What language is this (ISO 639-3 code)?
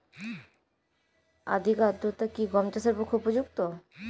ben